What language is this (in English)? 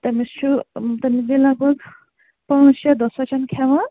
Kashmiri